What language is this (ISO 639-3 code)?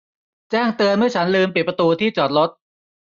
tha